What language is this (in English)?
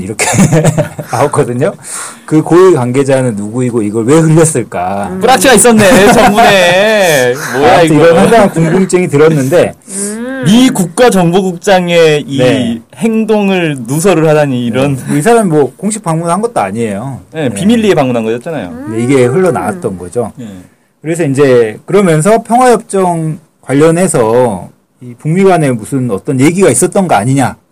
Korean